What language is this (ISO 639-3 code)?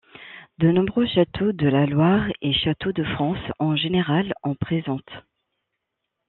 fra